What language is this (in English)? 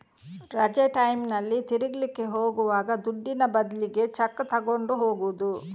Kannada